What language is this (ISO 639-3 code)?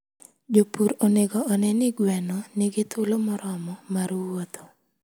luo